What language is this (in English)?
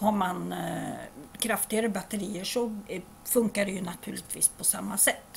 Swedish